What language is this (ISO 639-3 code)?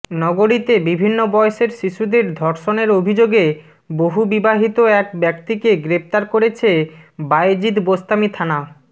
ben